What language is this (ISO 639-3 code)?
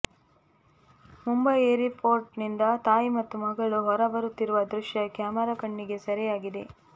kan